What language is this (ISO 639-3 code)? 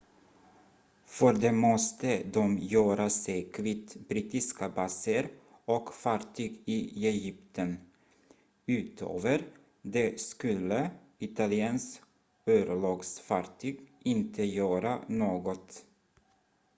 swe